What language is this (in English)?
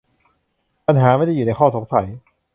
Thai